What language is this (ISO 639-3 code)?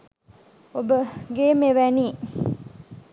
sin